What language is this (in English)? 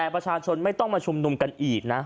Thai